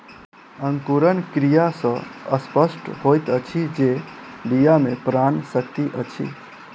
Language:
Maithili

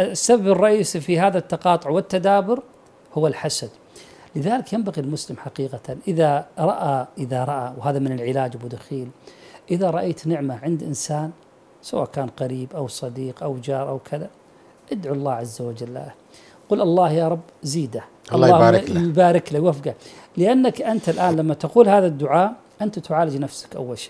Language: Arabic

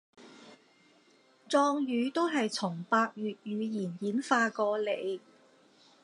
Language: Cantonese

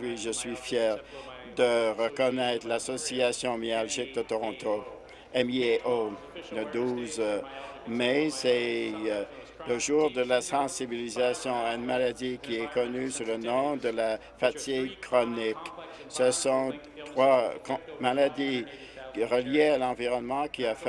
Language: French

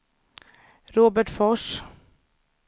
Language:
Swedish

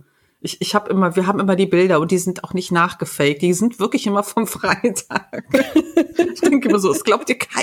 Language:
German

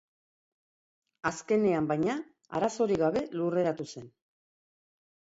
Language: Basque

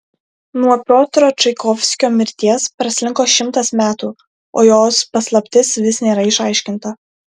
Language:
Lithuanian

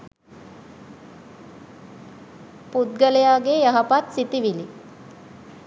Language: Sinhala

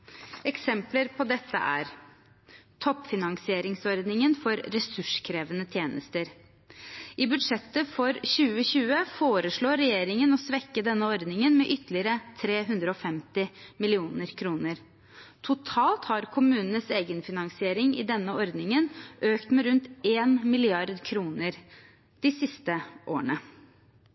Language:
Norwegian Bokmål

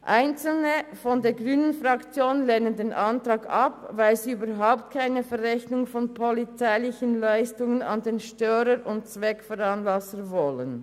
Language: Swiss German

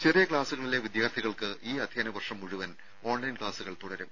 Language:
Malayalam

